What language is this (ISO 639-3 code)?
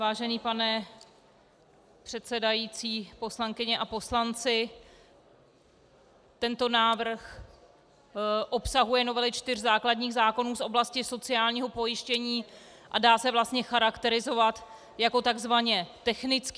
ces